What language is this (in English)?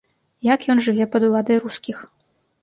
Belarusian